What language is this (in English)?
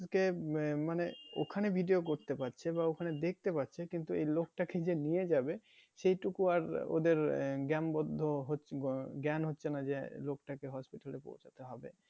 Bangla